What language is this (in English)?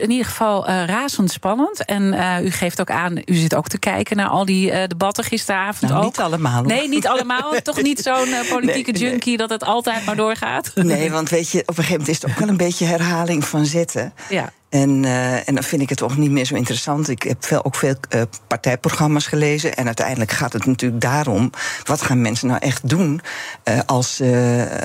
Dutch